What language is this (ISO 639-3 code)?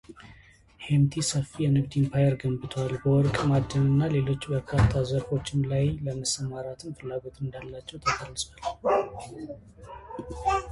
amh